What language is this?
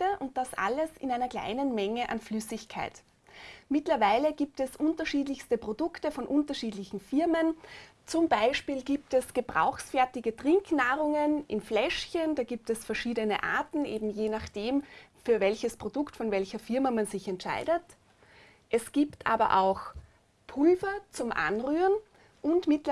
German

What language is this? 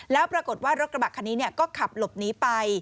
Thai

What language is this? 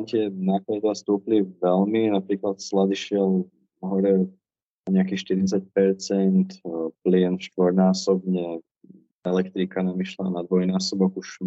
Slovak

